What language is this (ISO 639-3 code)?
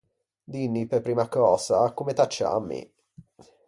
lij